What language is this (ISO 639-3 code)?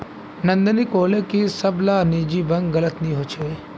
mag